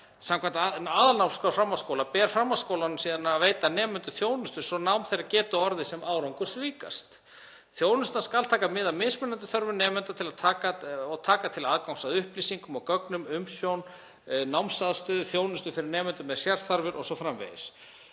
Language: Icelandic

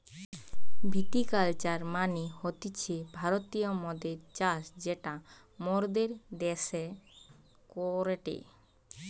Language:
Bangla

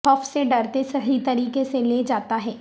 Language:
Urdu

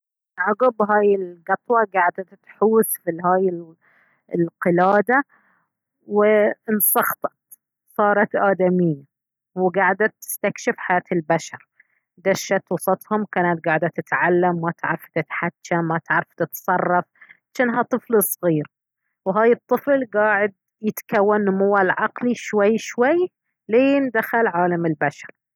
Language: Baharna Arabic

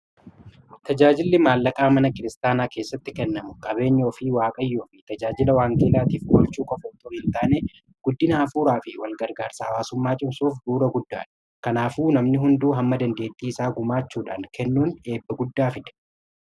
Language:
Oromo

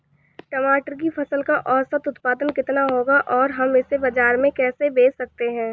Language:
Hindi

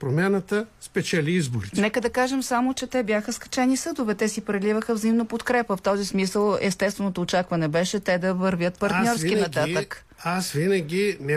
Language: Bulgarian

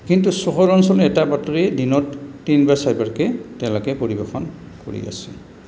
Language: Assamese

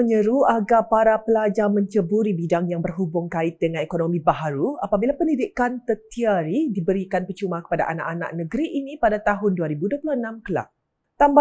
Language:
Malay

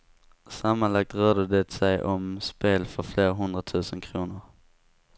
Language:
Swedish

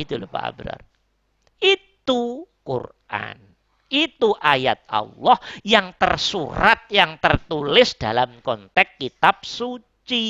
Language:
Indonesian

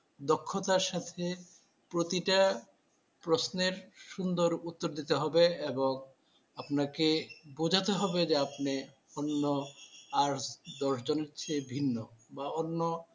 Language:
Bangla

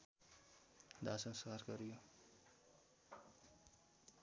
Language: Nepali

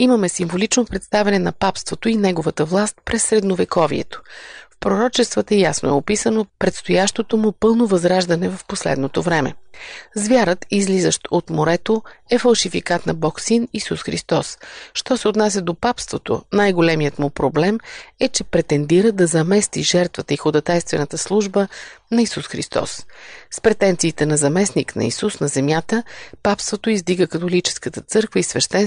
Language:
Bulgarian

